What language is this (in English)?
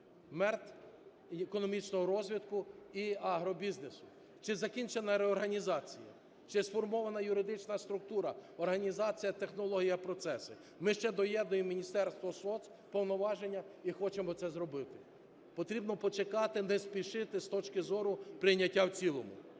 Ukrainian